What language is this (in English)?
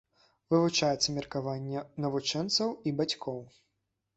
Belarusian